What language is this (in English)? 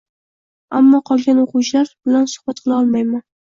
Uzbek